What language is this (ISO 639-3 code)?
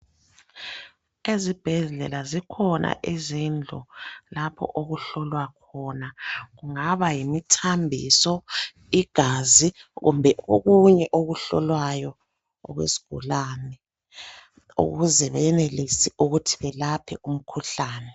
nde